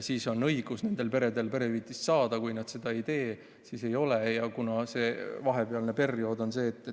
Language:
Estonian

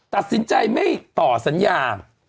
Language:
Thai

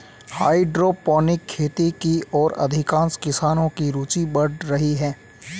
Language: Hindi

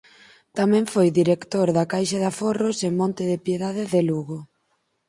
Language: Galician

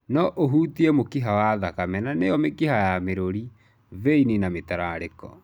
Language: Kikuyu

